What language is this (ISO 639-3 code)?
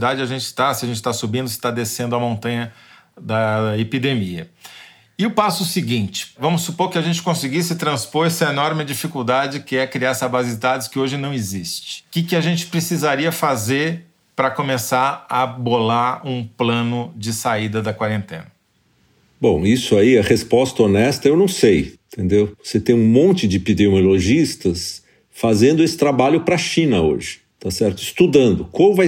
por